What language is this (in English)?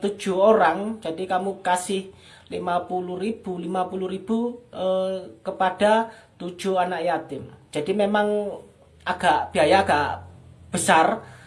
Indonesian